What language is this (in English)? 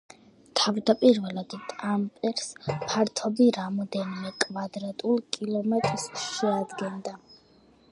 Georgian